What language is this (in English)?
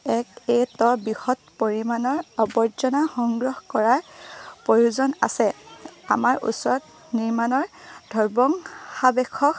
Assamese